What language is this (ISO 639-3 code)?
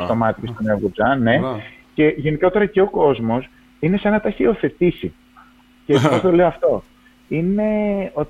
ell